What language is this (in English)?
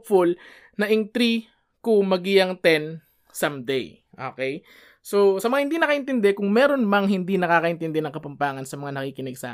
Filipino